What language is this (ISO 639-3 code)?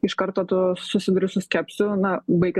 lit